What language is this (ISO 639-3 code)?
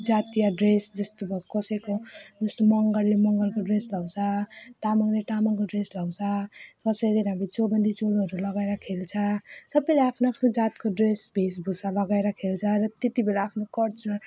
nep